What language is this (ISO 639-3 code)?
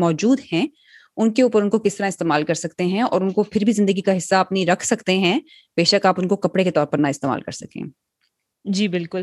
urd